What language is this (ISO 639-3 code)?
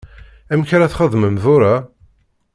kab